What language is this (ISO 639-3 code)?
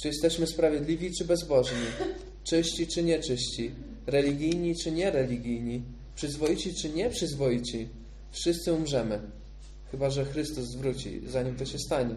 pol